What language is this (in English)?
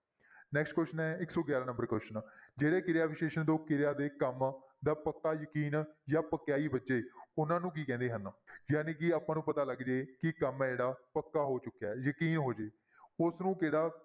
Punjabi